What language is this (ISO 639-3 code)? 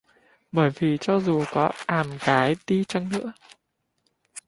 vie